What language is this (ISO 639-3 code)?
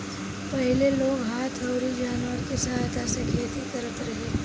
bho